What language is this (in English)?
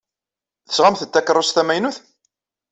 Kabyle